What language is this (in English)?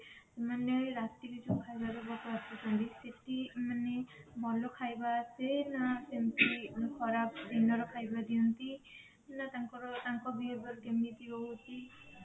Odia